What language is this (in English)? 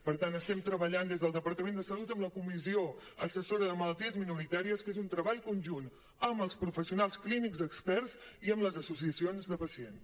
Catalan